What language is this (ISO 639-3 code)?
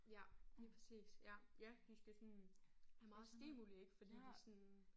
dan